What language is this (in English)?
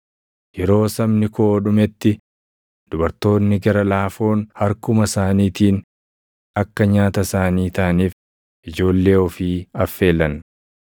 Oromo